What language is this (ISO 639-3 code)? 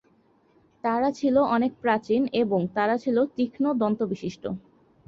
ben